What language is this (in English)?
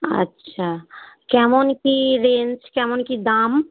Bangla